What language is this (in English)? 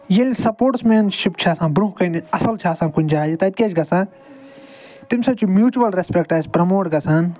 Kashmiri